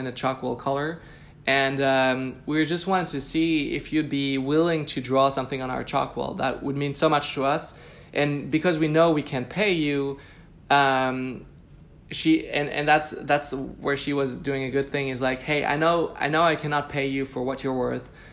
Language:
English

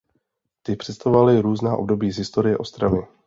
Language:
Czech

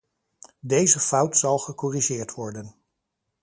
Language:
Dutch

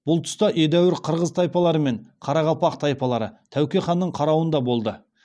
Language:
Kazakh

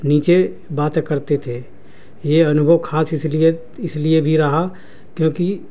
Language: Urdu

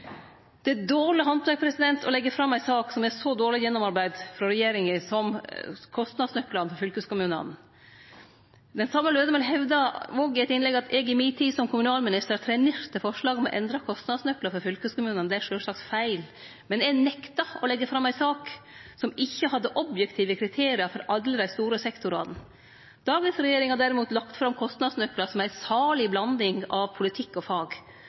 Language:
Norwegian Nynorsk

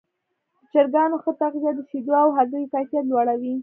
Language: Pashto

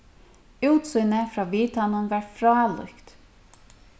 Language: Faroese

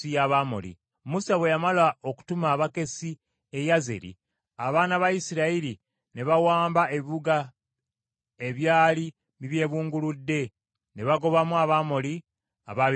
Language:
Ganda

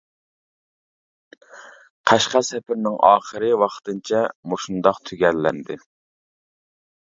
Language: Uyghur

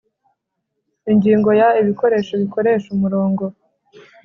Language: Kinyarwanda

